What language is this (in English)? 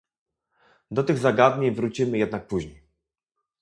Polish